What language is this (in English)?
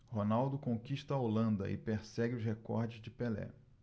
Portuguese